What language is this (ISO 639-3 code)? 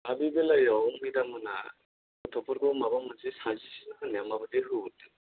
brx